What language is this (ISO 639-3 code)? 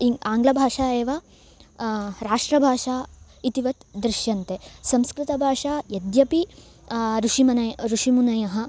san